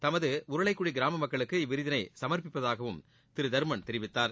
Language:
Tamil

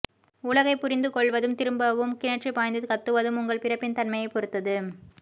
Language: Tamil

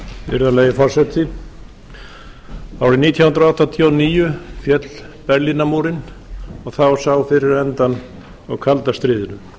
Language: Icelandic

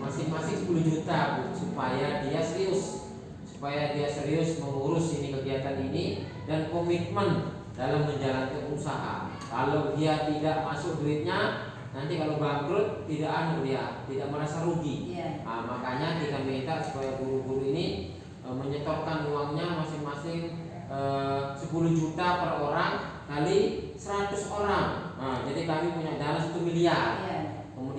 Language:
Indonesian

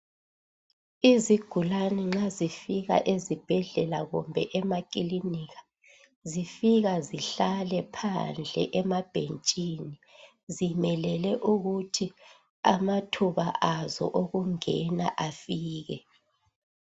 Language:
North Ndebele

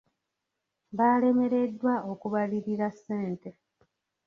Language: Ganda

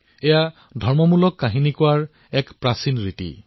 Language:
Assamese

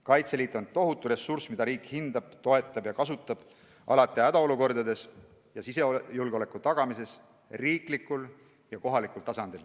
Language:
Estonian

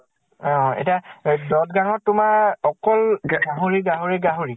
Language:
Assamese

